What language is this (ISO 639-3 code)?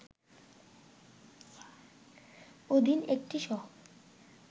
ben